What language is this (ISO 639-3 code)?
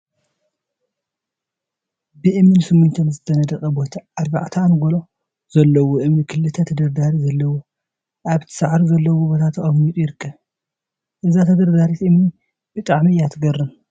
tir